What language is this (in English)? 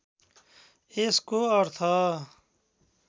Nepali